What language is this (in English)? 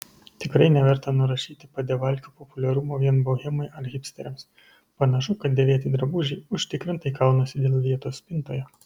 Lithuanian